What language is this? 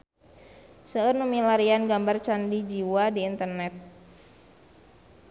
Sundanese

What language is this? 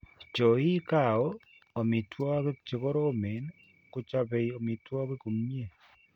Kalenjin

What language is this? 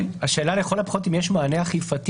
Hebrew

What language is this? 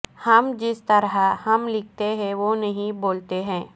Urdu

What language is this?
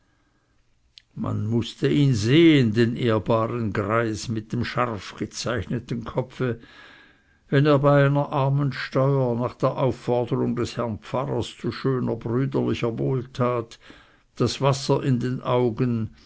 German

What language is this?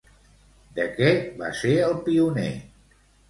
Catalan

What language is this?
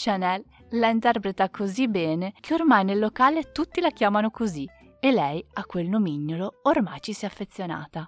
Italian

